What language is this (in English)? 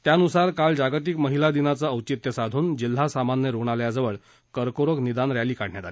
Marathi